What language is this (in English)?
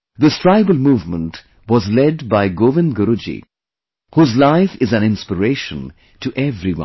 English